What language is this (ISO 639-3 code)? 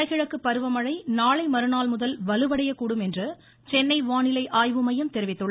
tam